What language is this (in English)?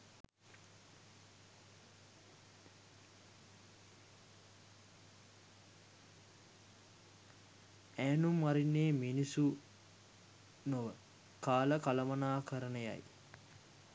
Sinhala